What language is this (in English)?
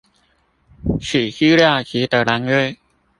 Chinese